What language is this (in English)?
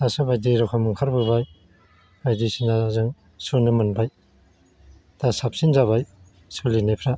Bodo